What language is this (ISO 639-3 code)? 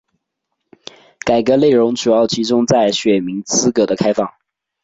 zho